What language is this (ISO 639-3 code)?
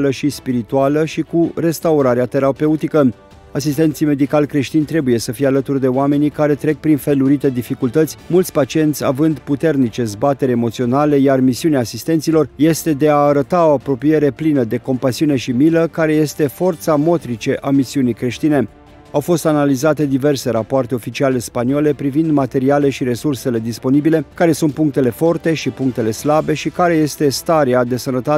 ron